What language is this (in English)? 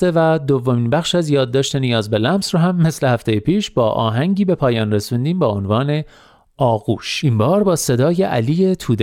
Persian